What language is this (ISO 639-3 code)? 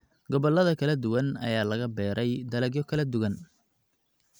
som